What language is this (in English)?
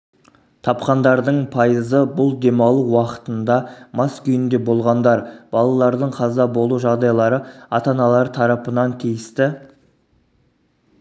Kazakh